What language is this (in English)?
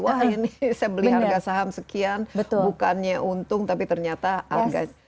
Indonesian